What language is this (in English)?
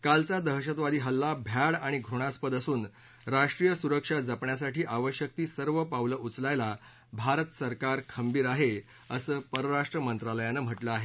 Marathi